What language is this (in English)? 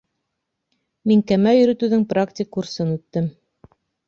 Bashkir